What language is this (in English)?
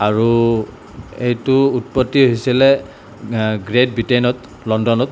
Assamese